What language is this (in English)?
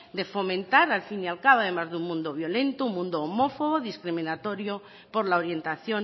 Spanish